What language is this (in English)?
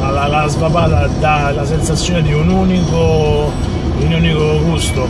Italian